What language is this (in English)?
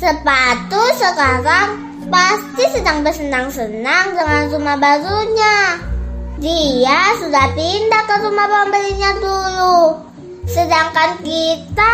Indonesian